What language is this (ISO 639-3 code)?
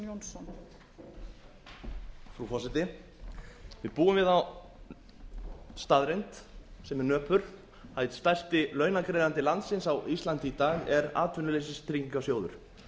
isl